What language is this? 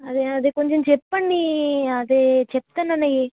Telugu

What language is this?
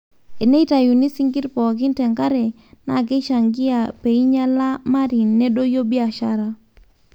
Masai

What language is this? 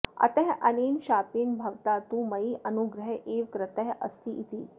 Sanskrit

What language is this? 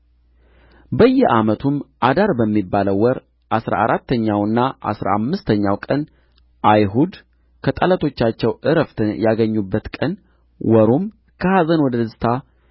Amharic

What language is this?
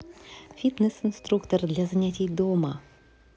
Russian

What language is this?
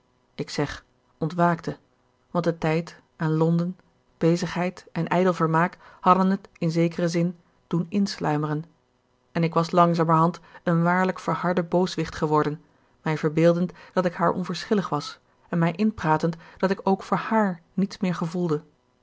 Dutch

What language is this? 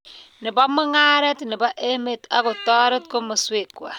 Kalenjin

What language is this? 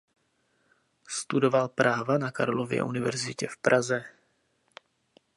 Czech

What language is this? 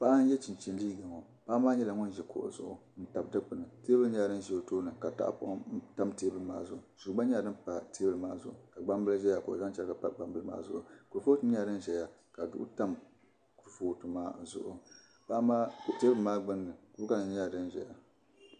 Dagbani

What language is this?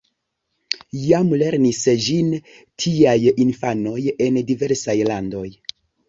Esperanto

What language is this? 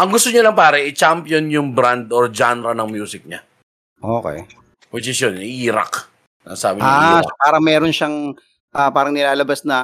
Filipino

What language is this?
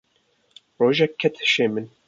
Kurdish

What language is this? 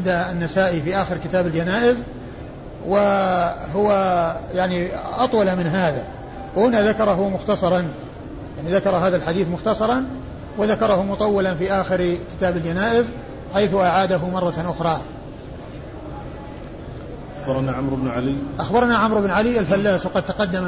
Arabic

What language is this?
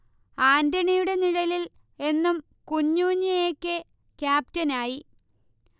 Malayalam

